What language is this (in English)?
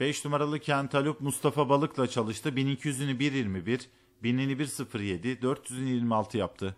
Turkish